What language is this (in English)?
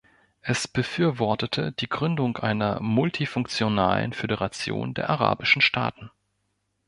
German